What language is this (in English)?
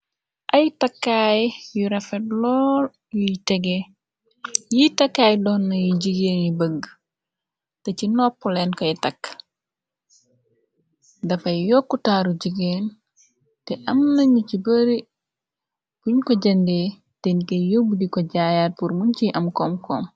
Wolof